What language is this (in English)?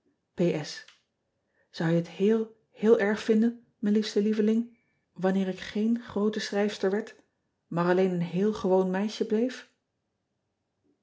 Dutch